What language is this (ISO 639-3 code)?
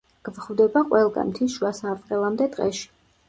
kat